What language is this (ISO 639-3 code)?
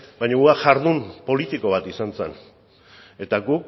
eus